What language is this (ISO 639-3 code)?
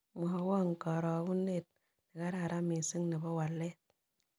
kln